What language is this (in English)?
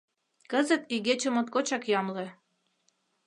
Mari